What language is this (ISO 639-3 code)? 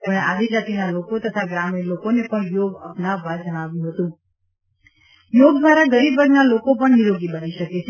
guj